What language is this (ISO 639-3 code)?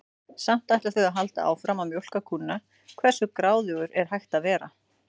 isl